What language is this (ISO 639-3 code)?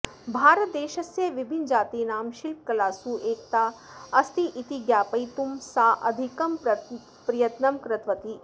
san